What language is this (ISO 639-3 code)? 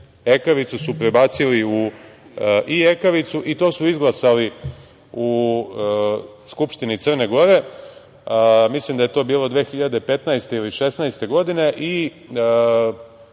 srp